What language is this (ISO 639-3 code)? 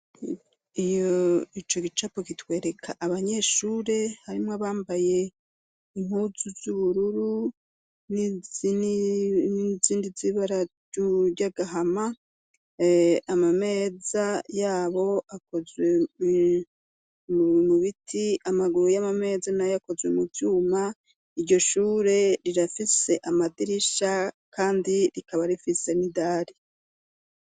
run